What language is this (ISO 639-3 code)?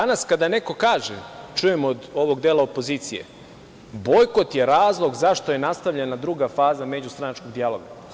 srp